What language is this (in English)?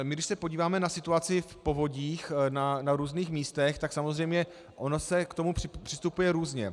Czech